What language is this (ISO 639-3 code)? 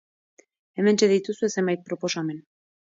eus